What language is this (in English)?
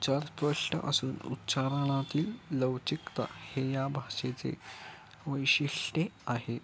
Marathi